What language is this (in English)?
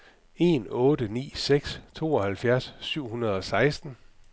Danish